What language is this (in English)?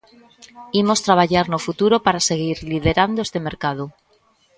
Galician